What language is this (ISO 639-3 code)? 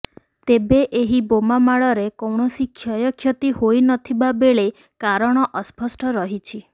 ori